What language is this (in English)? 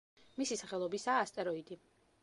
Georgian